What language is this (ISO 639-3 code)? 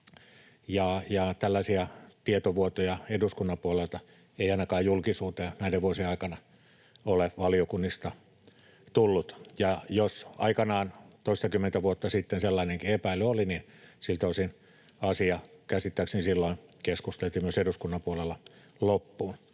fin